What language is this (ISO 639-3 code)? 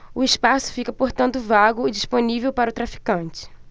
por